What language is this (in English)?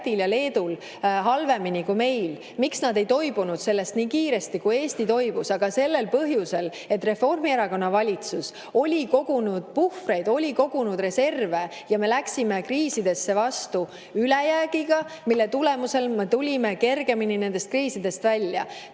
Estonian